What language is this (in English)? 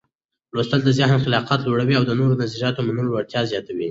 Pashto